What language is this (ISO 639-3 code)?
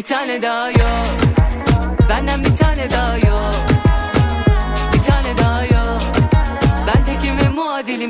tur